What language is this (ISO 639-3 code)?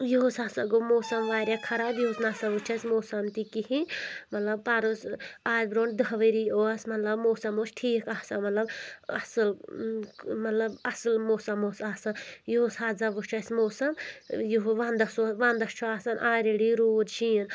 kas